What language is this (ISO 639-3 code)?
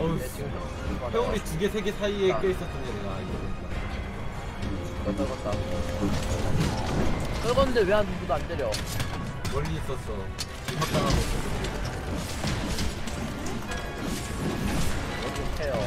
kor